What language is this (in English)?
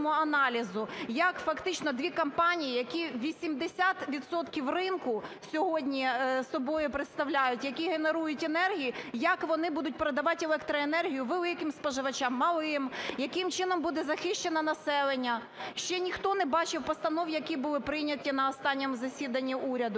Ukrainian